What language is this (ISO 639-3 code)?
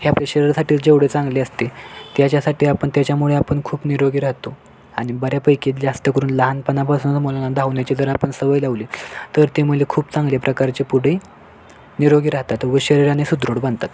mar